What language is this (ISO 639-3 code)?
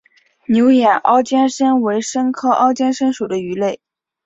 zho